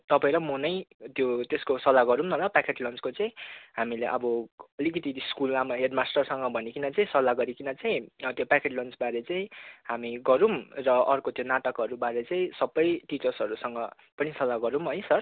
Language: Nepali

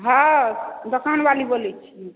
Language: Maithili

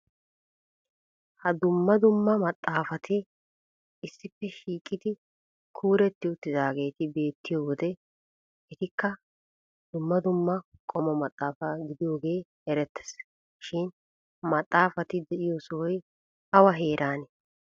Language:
Wolaytta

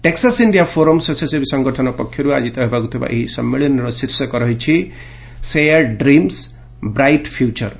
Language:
Odia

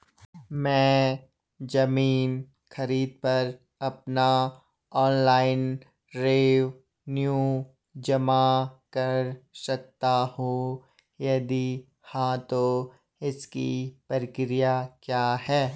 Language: Hindi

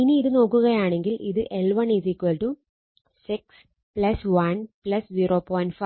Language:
Malayalam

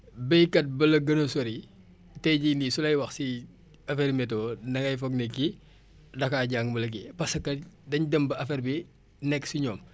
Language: Wolof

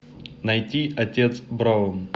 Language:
Russian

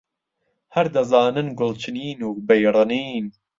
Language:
Central Kurdish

